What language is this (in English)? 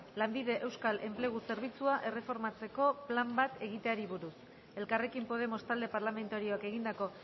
Basque